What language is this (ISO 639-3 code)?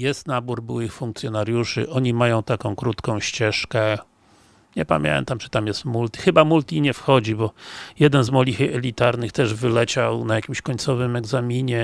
pol